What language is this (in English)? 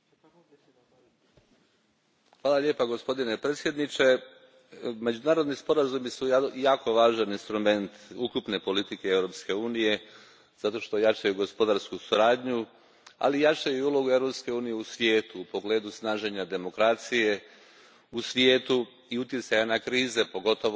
Croatian